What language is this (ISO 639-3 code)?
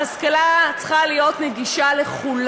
heb